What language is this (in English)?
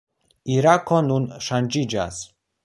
Esperanto